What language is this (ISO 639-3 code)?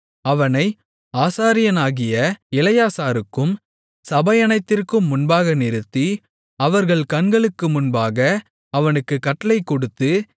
tam